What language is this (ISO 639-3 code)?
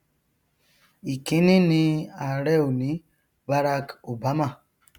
yor